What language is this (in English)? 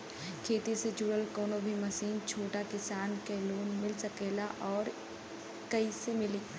Bhojpuri